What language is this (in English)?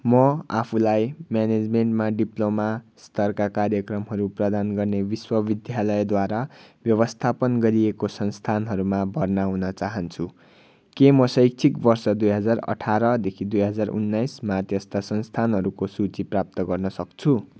Nepali